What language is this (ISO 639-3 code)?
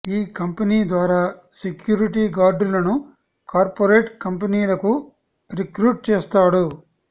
tel